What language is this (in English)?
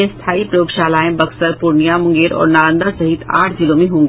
Hindi